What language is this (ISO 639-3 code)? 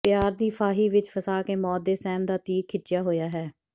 pan